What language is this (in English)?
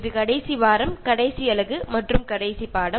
Malayalam